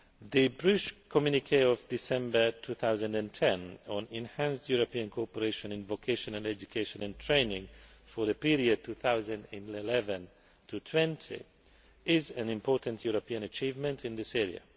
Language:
English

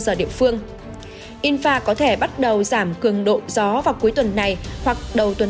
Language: Vietnamese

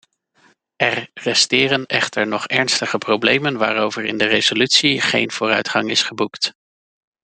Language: Dutch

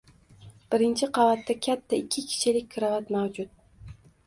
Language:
Uzbek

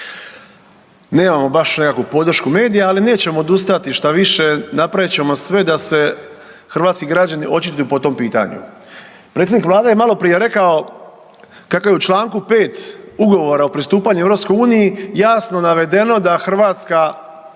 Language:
Croatian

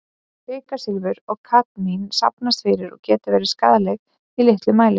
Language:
Icelandic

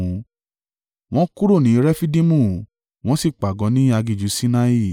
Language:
Yoruba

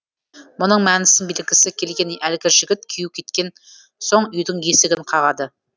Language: Kazakh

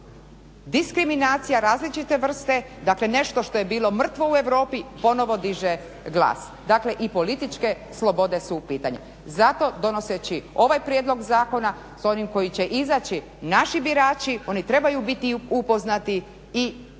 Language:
Croatian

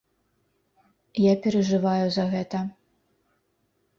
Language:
Belarusian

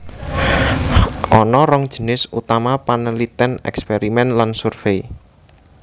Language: Javanese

